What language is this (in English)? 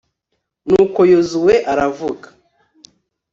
Kinyarwanda